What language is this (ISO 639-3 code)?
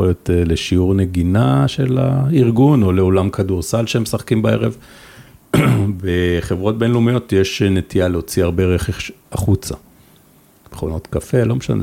heb